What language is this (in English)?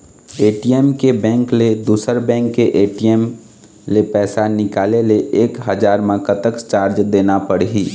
Chhattisgarhi